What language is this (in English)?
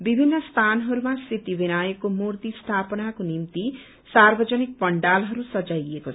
Nepali